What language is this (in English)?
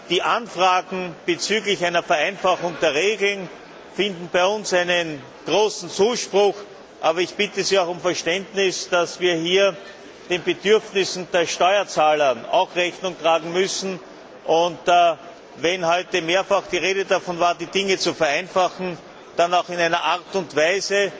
German